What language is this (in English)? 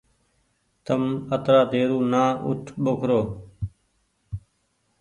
Goaria